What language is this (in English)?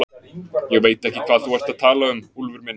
Icelandic